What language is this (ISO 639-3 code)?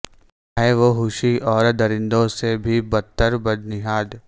urd